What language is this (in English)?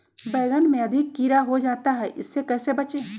Magahi